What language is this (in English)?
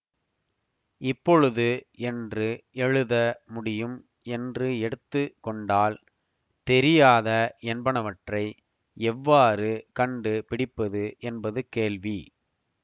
Tamil